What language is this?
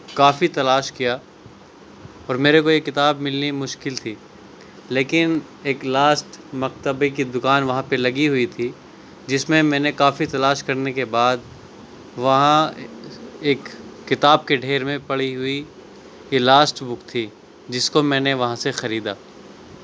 Urdu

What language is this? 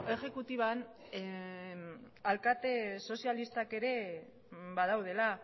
Basque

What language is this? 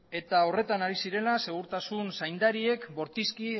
Basque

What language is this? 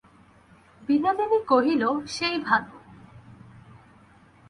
Bangla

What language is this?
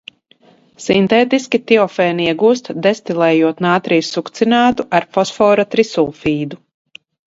Latvian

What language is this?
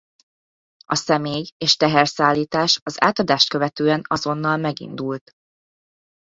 Hungarian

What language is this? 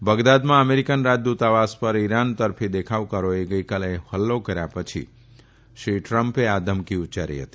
Gujarati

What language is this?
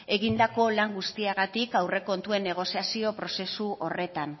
Basque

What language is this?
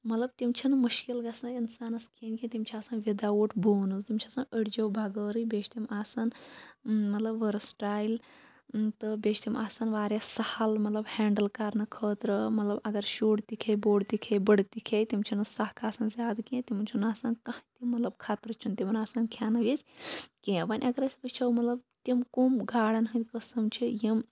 Kashmiri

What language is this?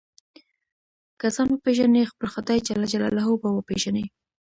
Pashto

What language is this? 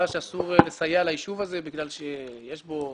Hebrew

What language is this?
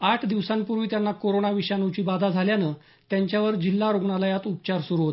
Marathi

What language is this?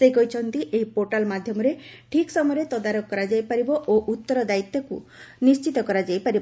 Odia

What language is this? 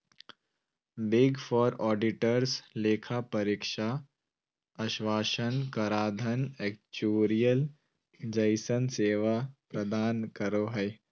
Magahi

